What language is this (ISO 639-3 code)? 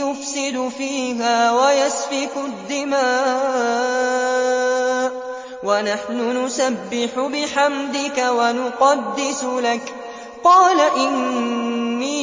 ara